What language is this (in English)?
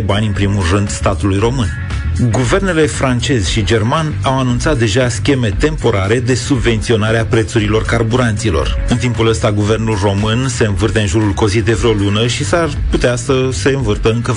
Romanian